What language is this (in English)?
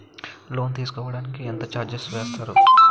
Telugu